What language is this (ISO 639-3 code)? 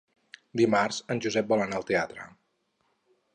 cat